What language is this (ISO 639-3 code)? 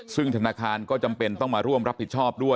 tha